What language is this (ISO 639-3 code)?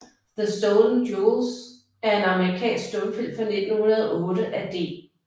dan